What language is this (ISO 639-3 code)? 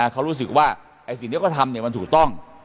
tha